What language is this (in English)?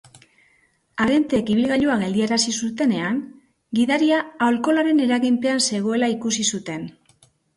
Basque